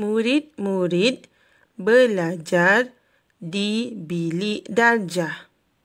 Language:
Malay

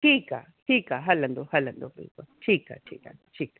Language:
Sindhi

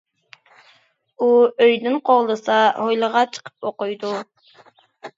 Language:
Uyghur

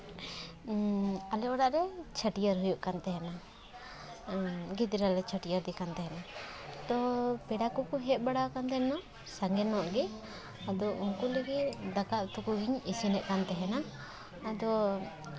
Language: Santali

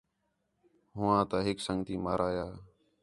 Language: Khetrani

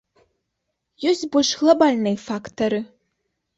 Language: Belarusian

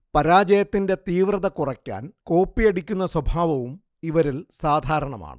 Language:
Malayalam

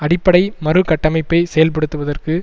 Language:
Tamil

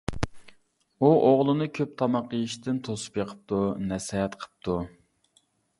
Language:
Uyghur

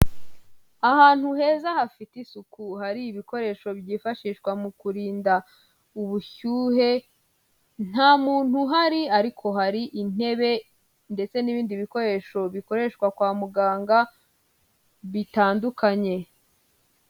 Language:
Kinyarwanda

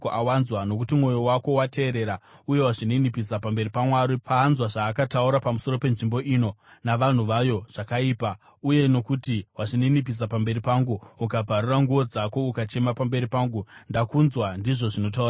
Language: Shona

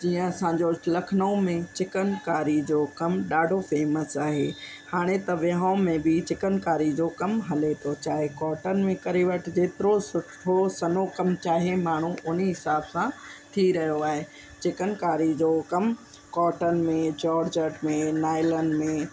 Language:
Sindhi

